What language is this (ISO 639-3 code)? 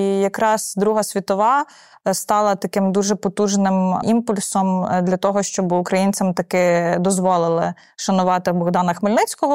ukr